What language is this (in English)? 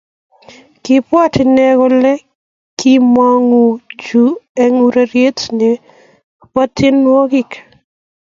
Kalenjin